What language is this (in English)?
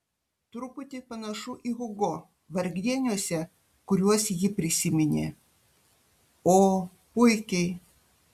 Lithuanian